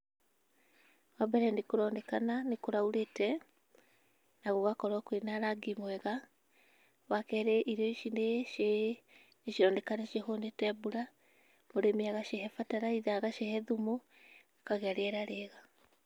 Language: Kikuyu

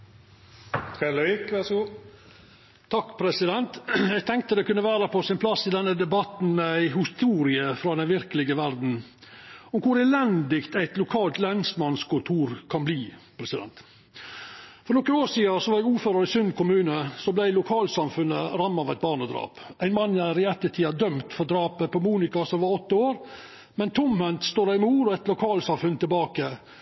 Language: Norwegian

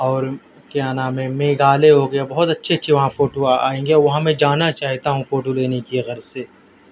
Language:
Urdu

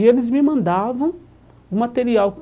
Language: Portuguese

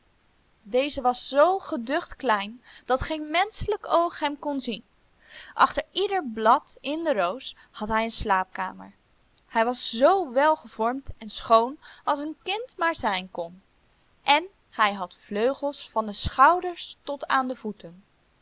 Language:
Dutch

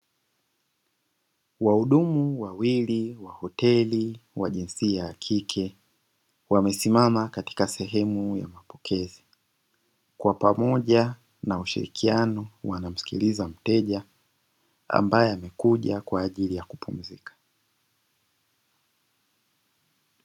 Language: Swahili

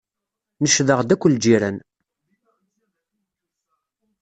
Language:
Kabyle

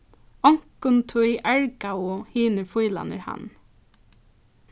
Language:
Faroese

